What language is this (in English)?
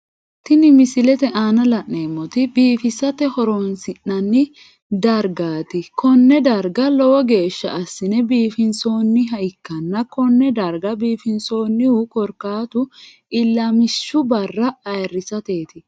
Sidamo